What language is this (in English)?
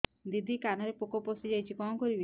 Odia